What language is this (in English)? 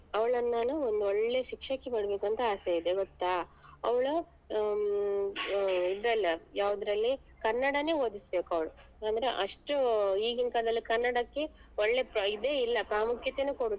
Kannada